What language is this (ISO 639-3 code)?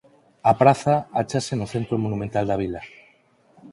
glg